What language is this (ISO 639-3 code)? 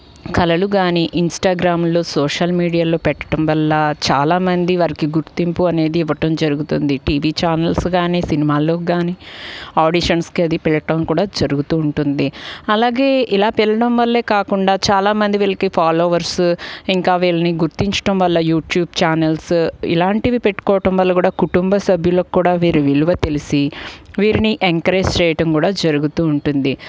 tel